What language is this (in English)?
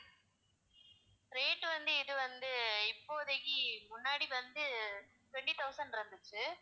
Tamil